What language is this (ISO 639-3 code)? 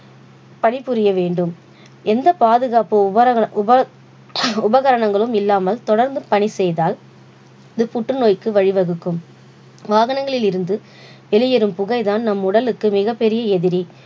tam